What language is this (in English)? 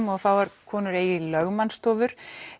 Icelandic